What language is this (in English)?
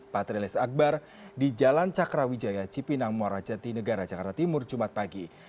Indonesian